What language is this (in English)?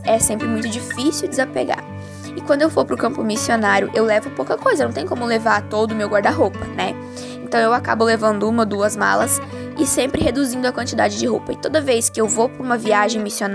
Portuguese